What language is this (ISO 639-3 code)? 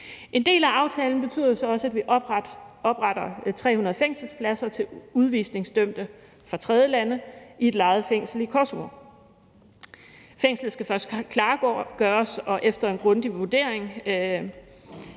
dan